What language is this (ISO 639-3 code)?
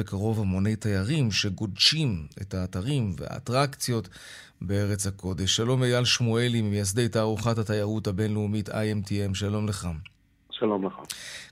heb